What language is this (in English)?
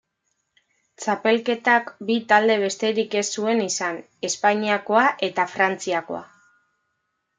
Basque